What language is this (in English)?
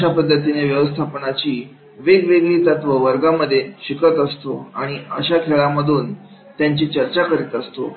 Marathi